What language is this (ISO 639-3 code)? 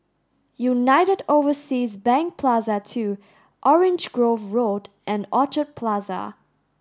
eng